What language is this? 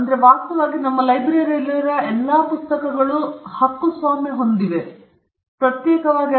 Kannada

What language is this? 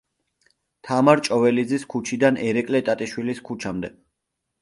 Georgian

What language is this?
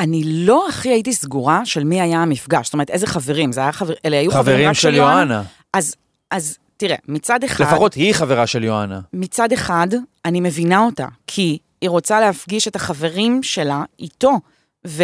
Hebrew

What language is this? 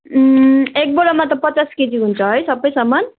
Nepali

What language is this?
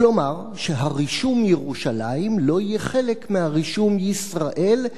Hebrew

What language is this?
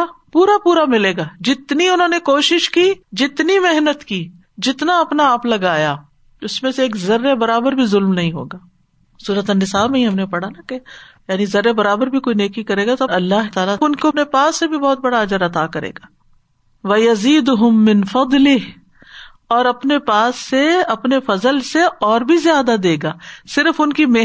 Urdu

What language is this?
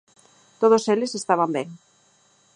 Galician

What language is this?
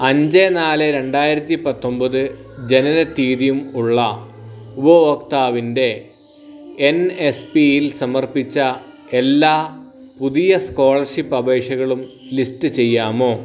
Malayalam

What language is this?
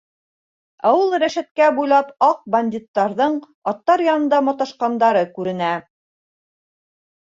Bashkir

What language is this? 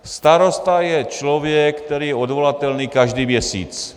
Czech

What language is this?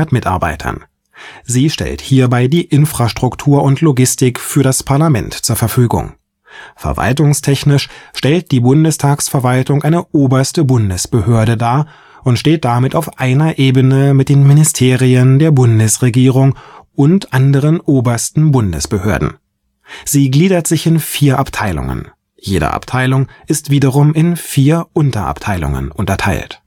German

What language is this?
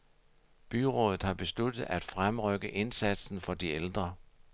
Danish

